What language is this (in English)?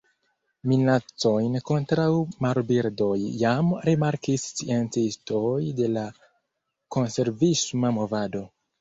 Esperanto